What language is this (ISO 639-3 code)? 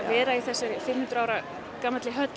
isl